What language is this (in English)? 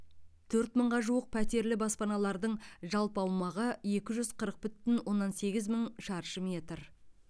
Kazakh